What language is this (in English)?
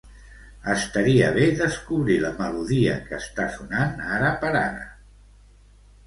Catalan